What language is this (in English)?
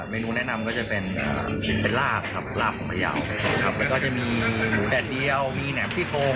Thai